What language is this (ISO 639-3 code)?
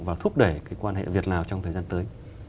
vie